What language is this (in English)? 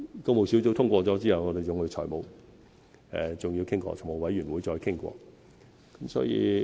Cantonese